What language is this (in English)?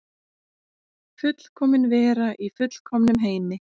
Icelandic